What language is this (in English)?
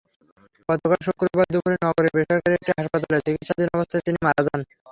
Bangla